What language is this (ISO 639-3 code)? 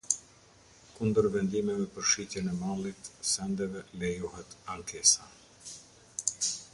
sqi